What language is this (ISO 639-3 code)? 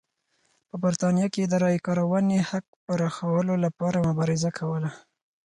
pus